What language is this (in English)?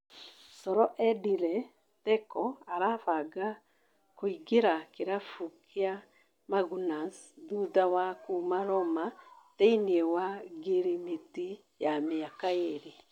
Kikuyu